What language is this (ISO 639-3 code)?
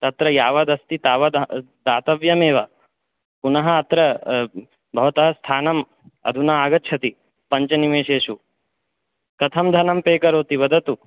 san